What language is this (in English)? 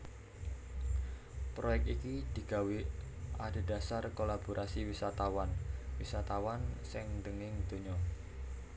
Javanese